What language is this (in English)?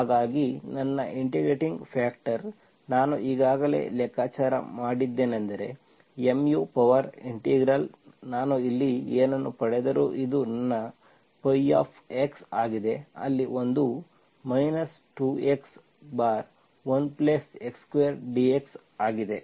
Kannada